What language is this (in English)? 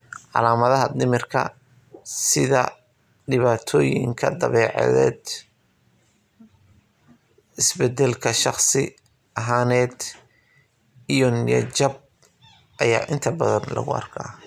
Somali